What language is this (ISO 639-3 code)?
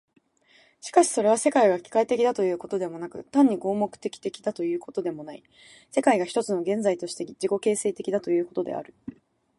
jpn